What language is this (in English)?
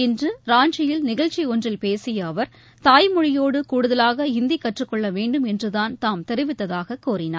Tamil